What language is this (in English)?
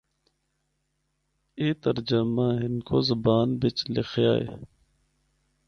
Northern Hindko